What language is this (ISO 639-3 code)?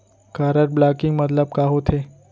hne